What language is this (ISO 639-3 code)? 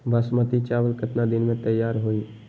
mag